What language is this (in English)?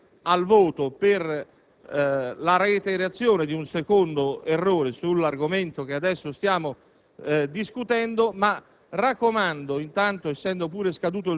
Italian